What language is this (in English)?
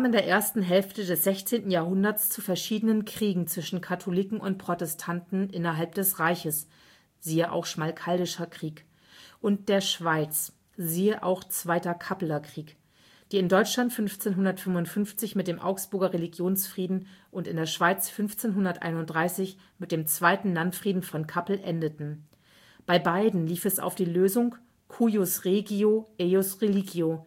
German